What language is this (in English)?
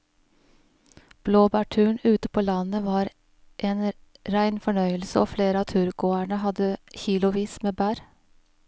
Norwegian